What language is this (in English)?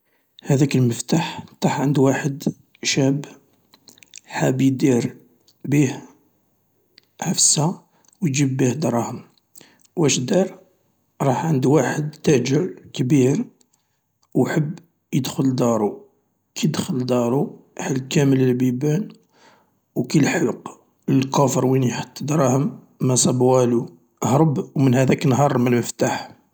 Algerian Arabic